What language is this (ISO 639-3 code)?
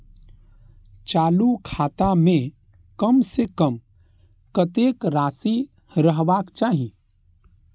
mai